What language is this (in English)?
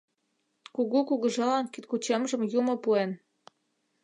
Mari